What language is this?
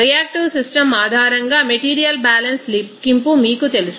Telugu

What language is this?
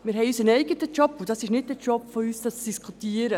Swiss German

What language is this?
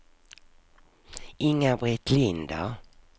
Swedish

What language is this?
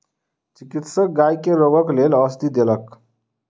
Maithili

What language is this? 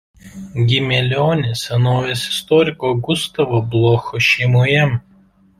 Lithuanian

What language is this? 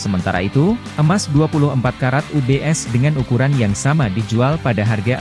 Indonesian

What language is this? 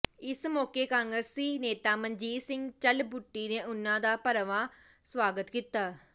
Punjabi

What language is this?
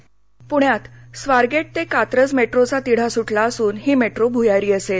Marathi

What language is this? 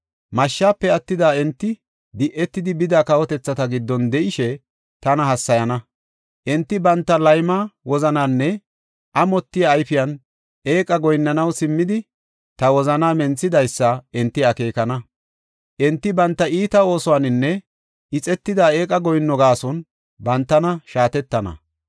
Gofa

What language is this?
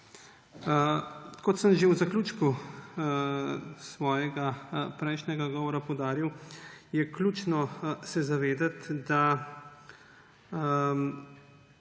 Slovenian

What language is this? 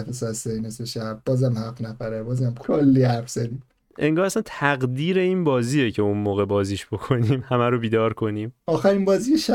Persian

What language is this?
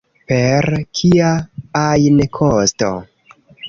Esperanto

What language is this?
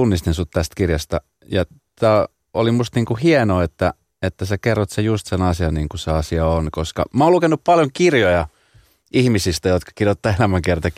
Finnish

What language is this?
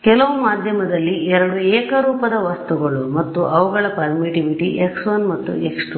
Kannada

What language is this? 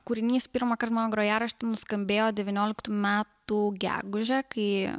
Lithuanian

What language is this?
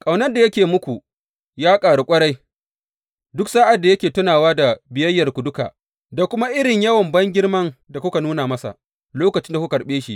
Hausa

